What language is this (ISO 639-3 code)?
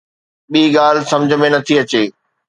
snd